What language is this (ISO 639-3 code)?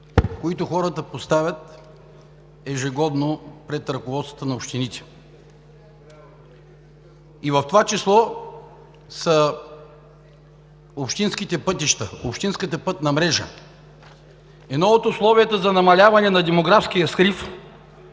bul